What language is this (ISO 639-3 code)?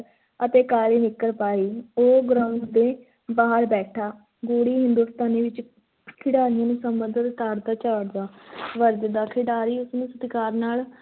pan